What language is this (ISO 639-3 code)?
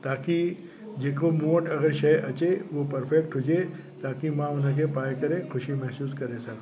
snd